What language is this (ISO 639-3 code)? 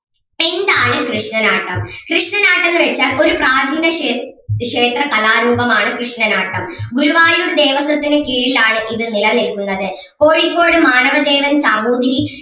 mal